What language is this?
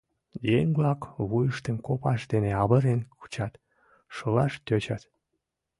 Mari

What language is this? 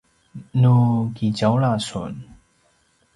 Paiwan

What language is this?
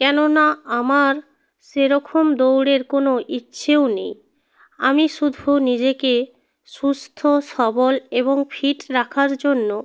Bangla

